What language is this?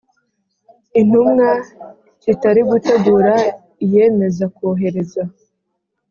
Kinyarwanda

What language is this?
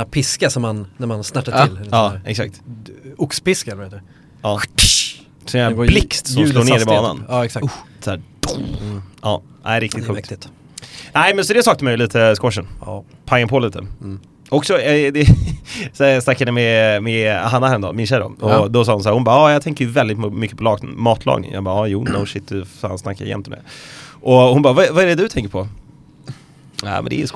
Swedish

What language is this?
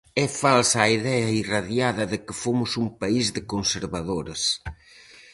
Galician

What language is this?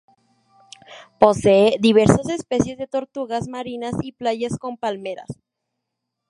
Spanish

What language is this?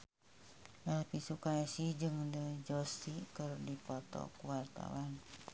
Sundanese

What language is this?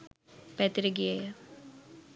Sinhala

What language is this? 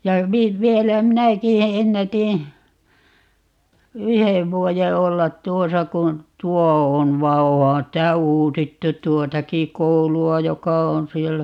Finnish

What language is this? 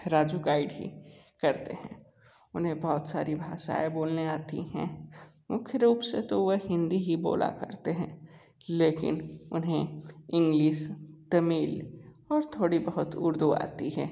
Hindi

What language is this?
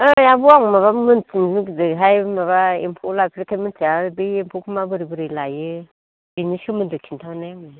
Bodo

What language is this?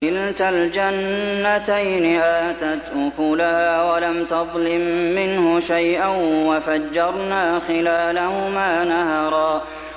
Arabic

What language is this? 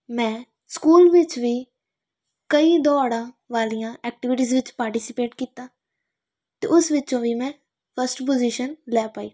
Punjabi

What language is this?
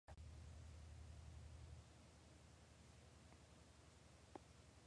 Latvian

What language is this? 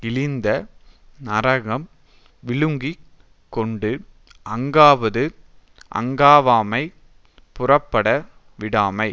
Tamil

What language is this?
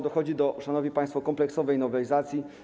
Polish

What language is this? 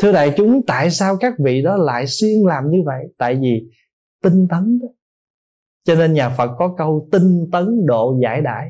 Vietnamese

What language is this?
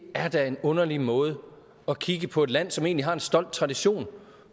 Danish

